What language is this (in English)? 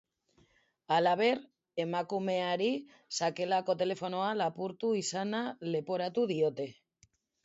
Basque